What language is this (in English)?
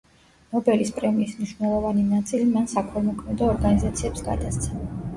Georgian